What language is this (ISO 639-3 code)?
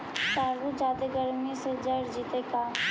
mag